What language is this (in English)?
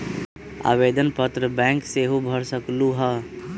Magahi